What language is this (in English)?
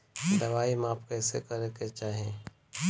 Bhojpuri